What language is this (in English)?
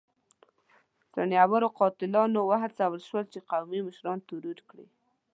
Pashto